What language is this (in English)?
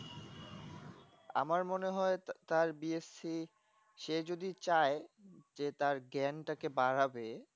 Bangla